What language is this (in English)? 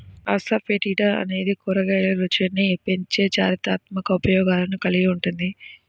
Telugu